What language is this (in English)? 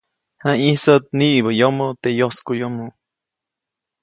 Copainalá Zoque